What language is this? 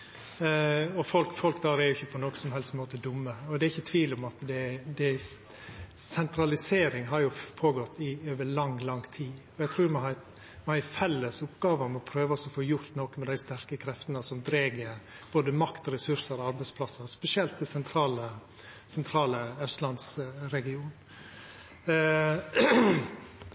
Norwegian Nynorsk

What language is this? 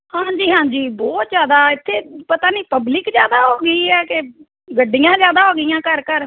Punjabi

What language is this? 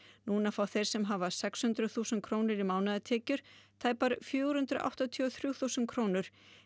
Icelandic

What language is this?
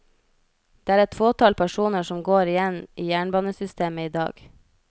Norwegian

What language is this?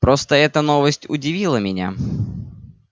Russian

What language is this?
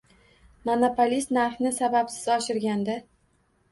Uzbek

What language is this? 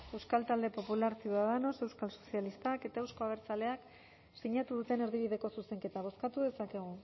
Basque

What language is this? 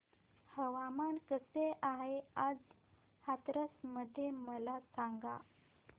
Marathi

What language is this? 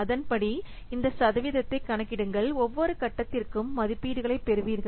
Tamil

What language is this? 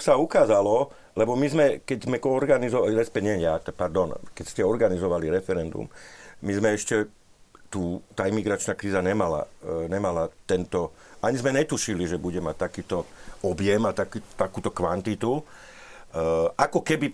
Slovak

